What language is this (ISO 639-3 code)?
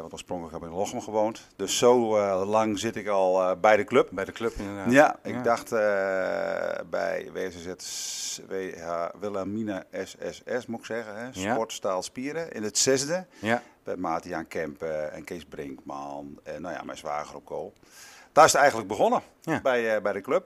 nld